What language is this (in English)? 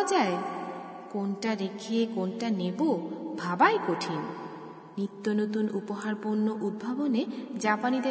Bangla